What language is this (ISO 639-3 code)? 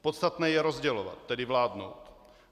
ces